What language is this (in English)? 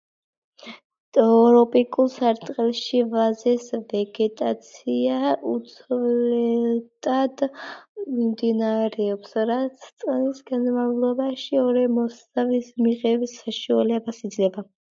Georgian